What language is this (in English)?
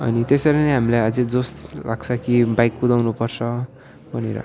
Nepali